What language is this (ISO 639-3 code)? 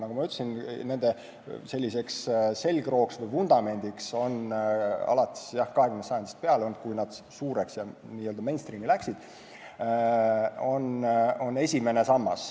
est